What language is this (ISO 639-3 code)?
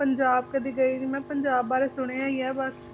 pan